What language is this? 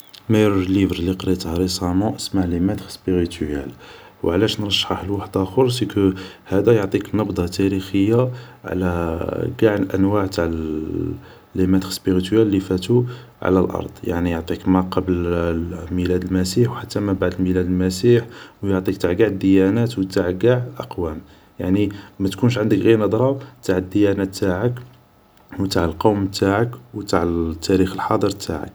Algerian Arabic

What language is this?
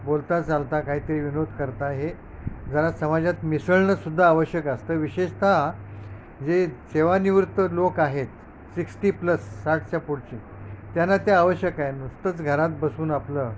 Marathi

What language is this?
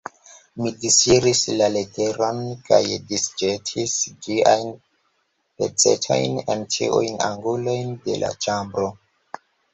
Esperanto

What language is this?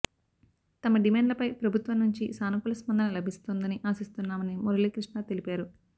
Telugu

